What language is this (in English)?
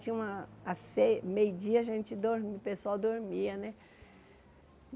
Portuguese